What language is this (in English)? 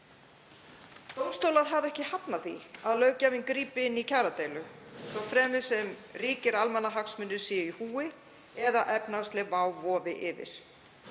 Icelandic